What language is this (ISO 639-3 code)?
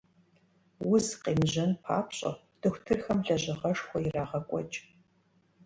kbd